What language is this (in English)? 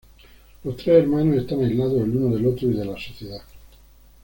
Spanish